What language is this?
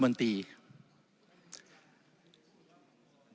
Thai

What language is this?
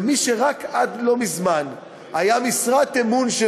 Hebrew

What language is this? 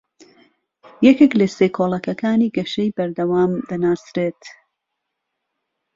Central Kurdish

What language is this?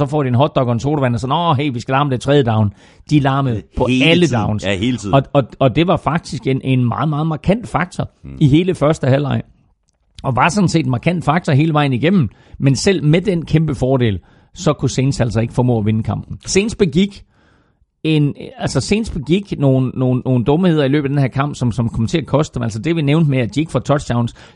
Danish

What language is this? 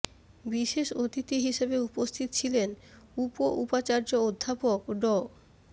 Bangla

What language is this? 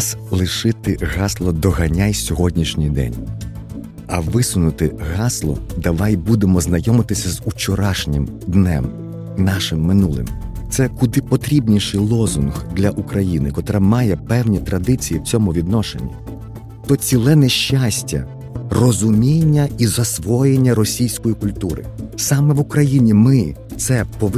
Ukrainian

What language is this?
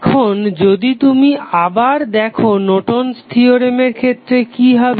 Bangla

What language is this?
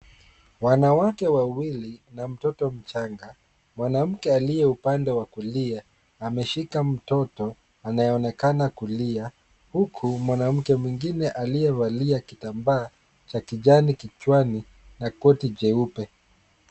Swahili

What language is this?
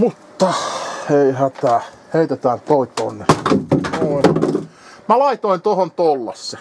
Finnish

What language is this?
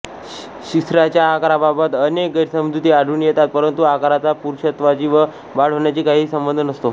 Marathi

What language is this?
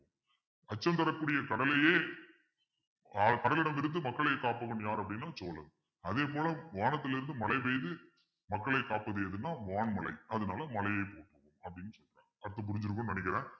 Tamil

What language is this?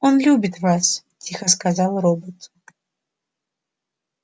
Russian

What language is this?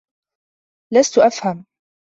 Arabic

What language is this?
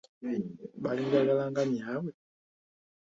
Ganda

